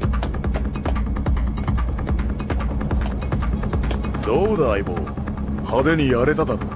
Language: Japanese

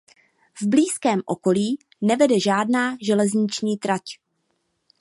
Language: Czech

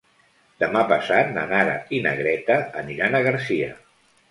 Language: Catalan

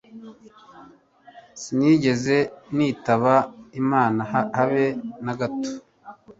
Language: Kinyarwanda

